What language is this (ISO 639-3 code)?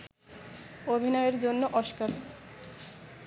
ben